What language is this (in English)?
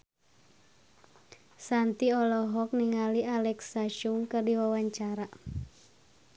Sundanese